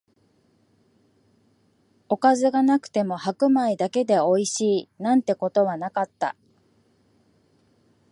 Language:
Japanese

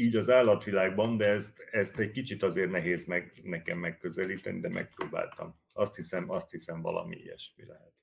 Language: Hungarian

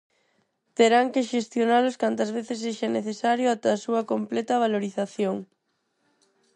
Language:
Galician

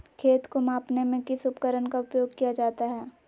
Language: Magahi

